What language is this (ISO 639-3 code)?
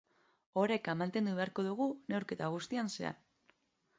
eus